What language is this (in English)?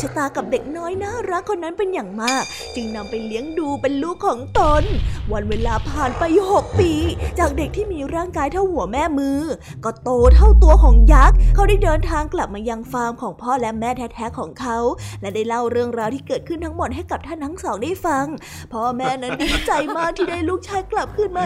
Thai